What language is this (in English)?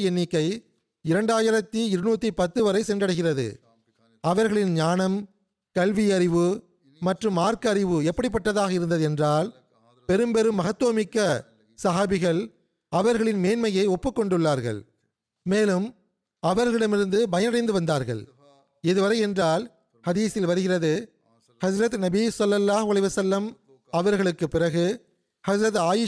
Tamil